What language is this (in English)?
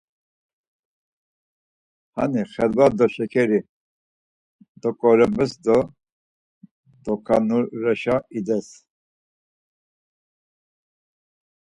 Laz